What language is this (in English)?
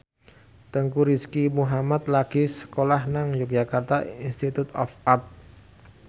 Javanese